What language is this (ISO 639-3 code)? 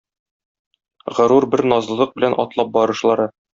tat